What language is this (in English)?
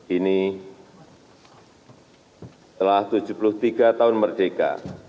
Indonesian